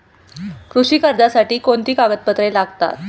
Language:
Marathi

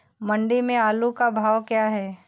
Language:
Hindi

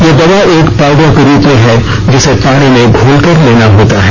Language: Hindi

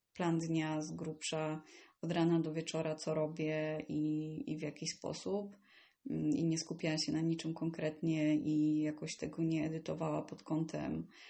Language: Polish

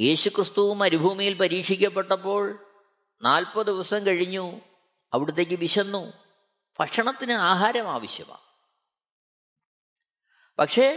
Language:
Malayalam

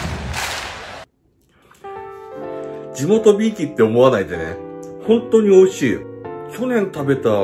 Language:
Japanese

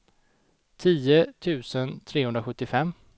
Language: Swedish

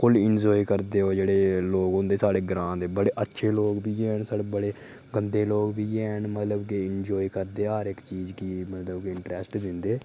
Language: Dogri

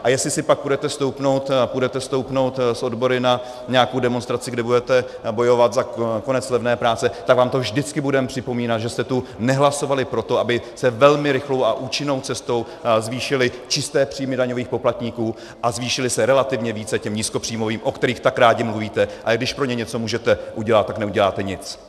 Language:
Czech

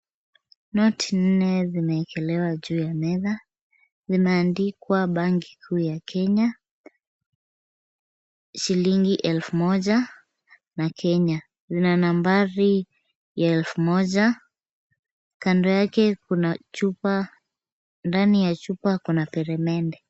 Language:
Swahili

